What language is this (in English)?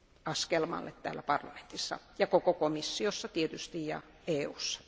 Finnish